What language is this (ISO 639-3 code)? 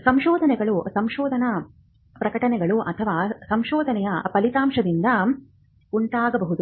kan